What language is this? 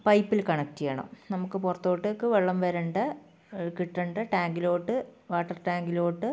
Malayalam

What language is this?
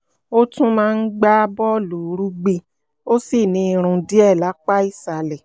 Yoruba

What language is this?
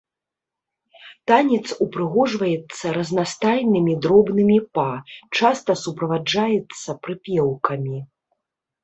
Belarusian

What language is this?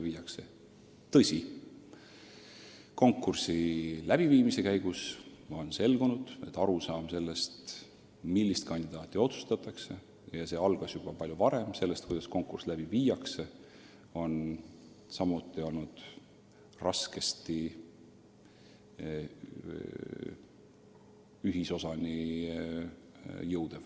Estonian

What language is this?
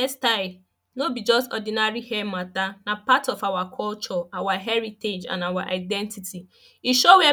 Nigerian Pidgin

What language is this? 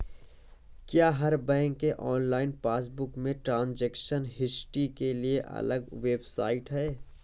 Hindi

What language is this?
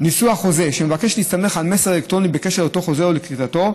Hebrew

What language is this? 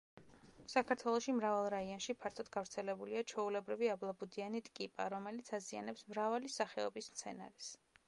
Georgian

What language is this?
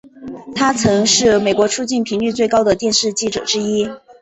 Chinese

